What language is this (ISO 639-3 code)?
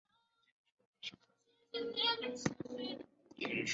zho